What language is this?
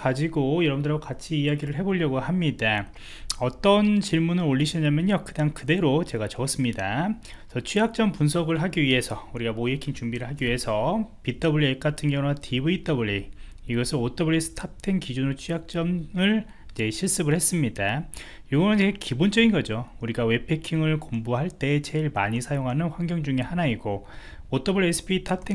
Korean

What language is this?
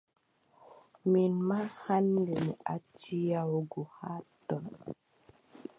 Adamawa Fulfulde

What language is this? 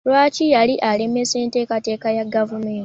Ganda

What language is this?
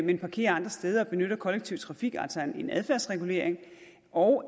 Danish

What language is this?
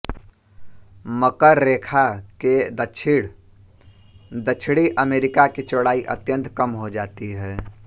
Hindi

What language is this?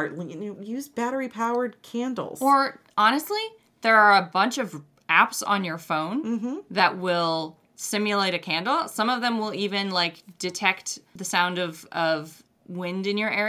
English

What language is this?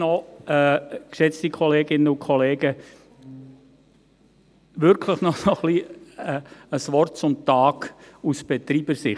Swiss German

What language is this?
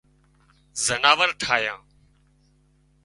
Wadiyara Koli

